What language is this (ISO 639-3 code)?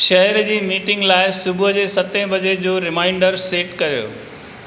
snd